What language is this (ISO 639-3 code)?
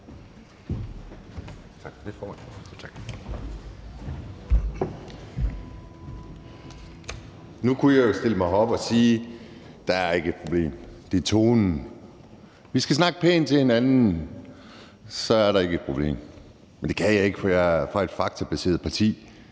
dan